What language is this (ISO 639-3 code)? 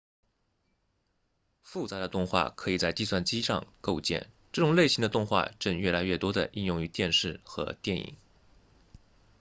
zho